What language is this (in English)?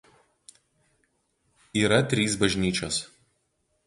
Lithuanian